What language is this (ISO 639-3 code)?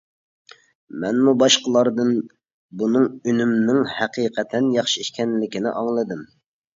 uig